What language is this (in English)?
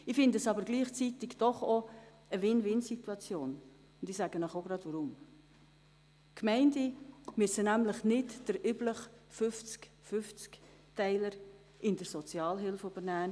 Swiss German